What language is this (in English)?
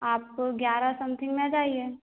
Hindi